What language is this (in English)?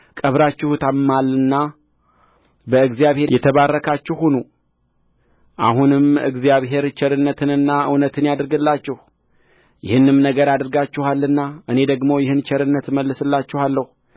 Amharic